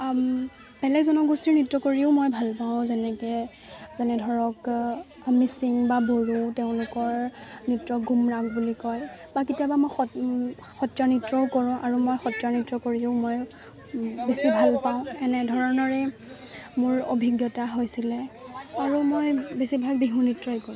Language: Assamese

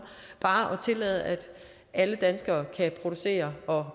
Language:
Danish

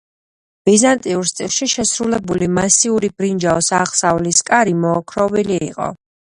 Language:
Georgian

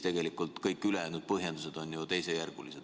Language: Estonian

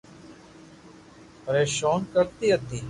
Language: Loarki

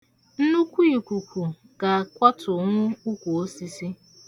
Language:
Igbo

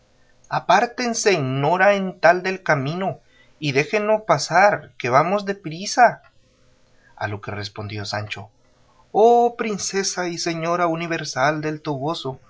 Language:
Spanish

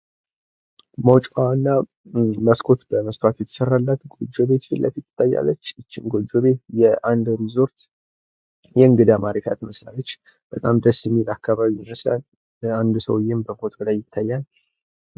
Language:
Amharic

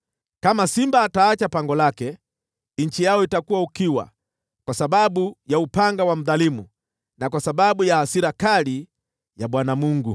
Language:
Swahili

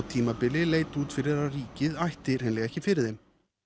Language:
Icelandic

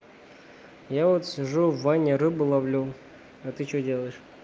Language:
Russian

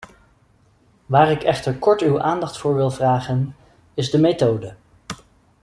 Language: Dutch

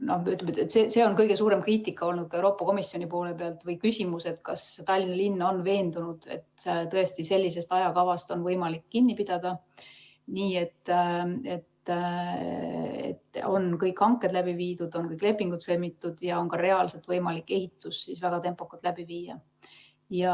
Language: Estonian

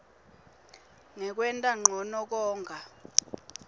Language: Swati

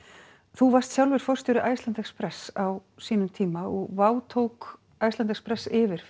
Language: Icelandic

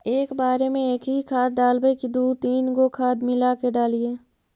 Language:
Magahi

